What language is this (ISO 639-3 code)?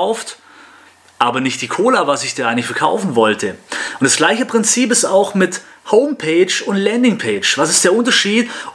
deu